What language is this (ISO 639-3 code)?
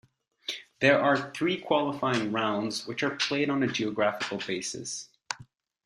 eng